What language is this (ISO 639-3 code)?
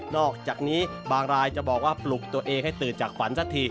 tha